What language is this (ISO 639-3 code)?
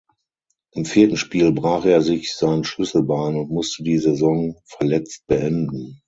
deu